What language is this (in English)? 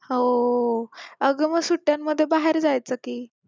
Marathi